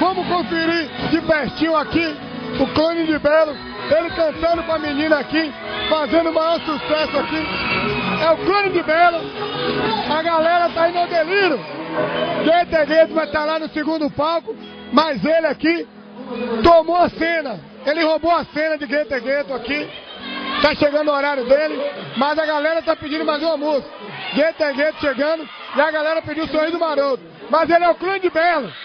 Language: Portuguese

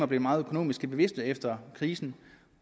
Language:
Danish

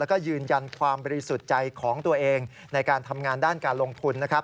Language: Thai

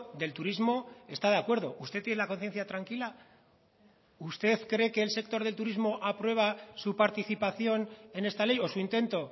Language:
Spanish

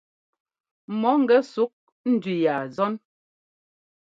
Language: Ngomba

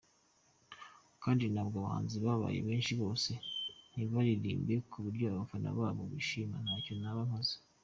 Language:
Kinyarwanda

